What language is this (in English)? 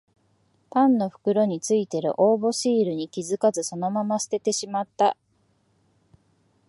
Japanese